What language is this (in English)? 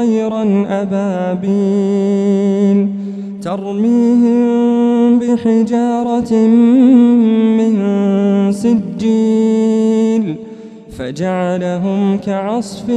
Arabic